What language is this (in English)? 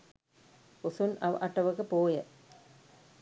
Sinhala